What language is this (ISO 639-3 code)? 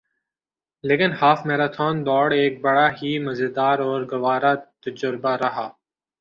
urd